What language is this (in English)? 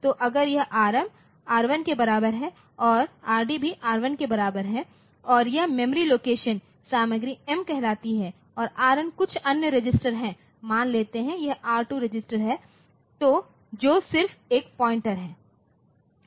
Hindi